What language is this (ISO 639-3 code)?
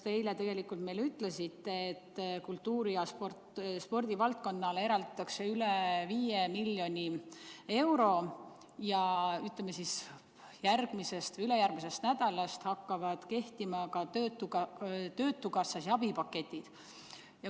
est